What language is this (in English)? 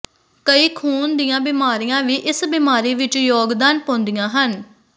Punjabi